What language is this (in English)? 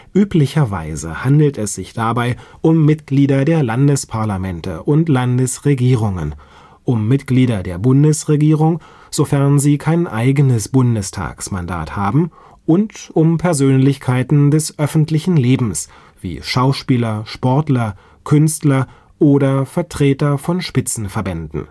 German